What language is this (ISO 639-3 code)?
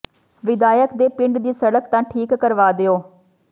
pan